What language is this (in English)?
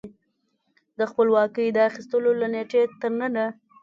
Pashto